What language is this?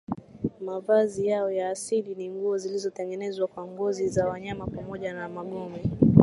Swahili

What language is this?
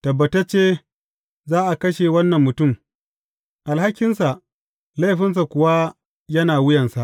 Hausa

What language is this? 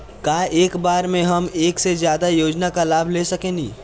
Bhojpuri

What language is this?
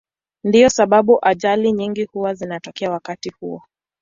Swahili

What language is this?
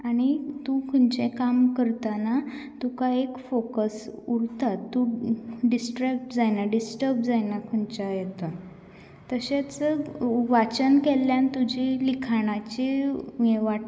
Konkani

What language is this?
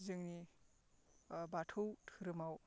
Bodo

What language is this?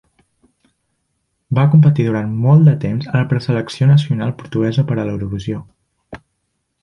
Catalan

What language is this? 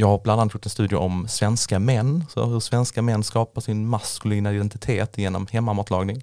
Swedish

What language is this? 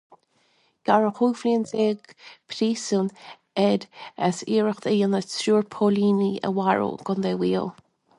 Irish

